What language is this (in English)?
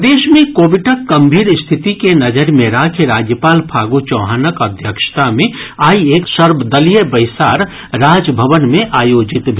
Maithili